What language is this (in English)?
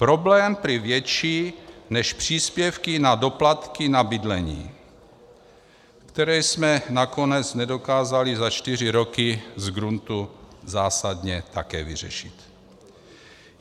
Czech